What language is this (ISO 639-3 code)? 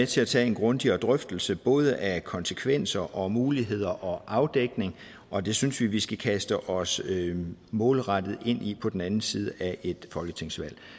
dan